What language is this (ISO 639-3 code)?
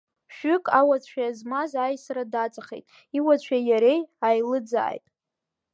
abk